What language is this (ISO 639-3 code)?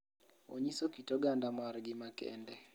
luo